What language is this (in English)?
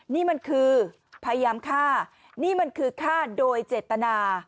Thai